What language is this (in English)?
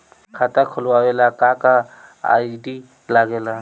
Bhojpuri